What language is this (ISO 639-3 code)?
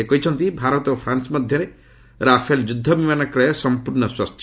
ori